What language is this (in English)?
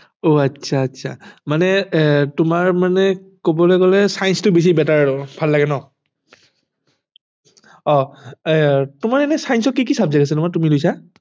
Assamese